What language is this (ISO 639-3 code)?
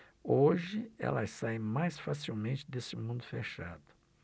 por